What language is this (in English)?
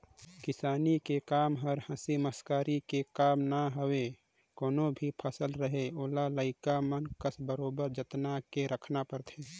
Chhattisgarhi